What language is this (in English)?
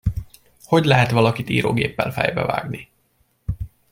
Hungarian